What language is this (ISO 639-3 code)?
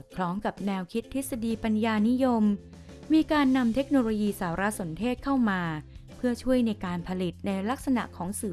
tha